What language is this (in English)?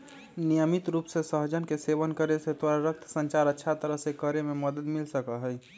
Magahi